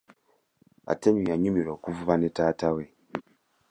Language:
Ganda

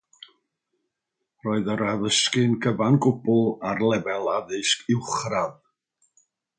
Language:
Welsh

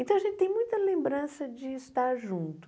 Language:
Portuguese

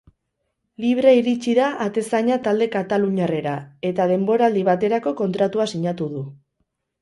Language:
Basque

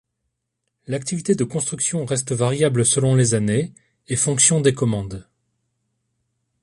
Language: French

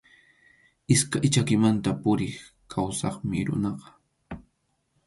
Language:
Arequipa-La Unión Quechua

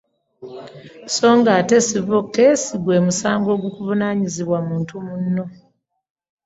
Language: Ganda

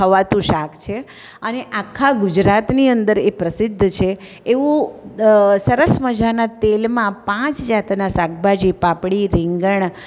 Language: Gujarati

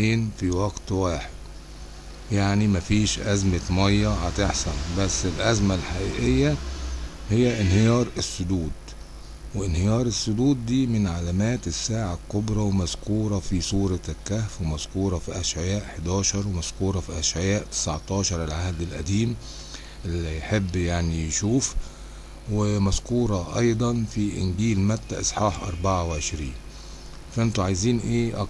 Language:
Arabic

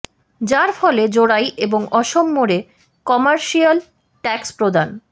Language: Bangla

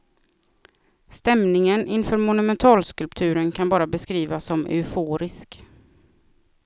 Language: Swedish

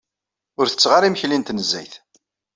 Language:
Kabyle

